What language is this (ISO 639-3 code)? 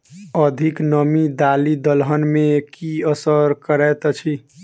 mai